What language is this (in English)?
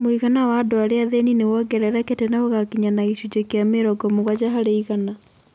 Kikuyu